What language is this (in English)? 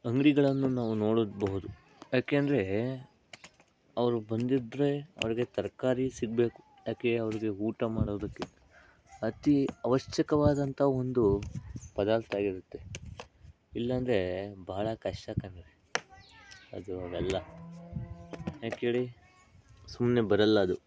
Kannada